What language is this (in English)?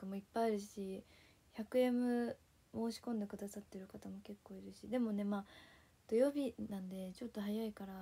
Japanese